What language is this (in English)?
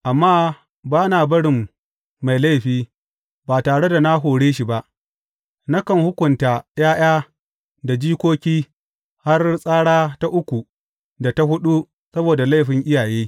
Hausa